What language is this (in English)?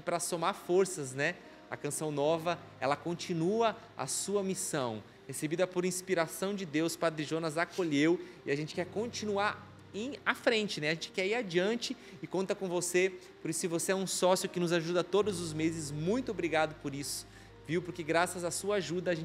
Portuguese